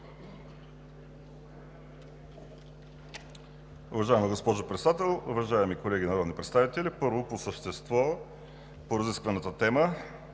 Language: Bulgarian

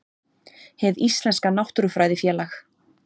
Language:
Icelandic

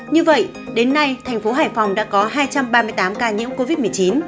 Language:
Vietnamese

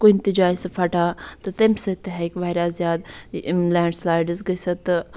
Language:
Kashmiri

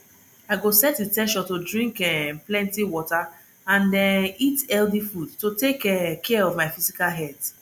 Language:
Nigerian Pidgin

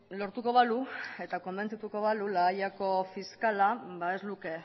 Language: Basque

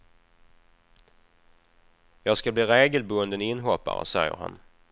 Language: Swedish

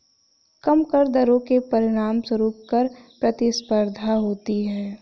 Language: Hindi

